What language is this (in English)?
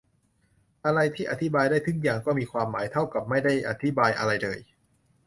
Thai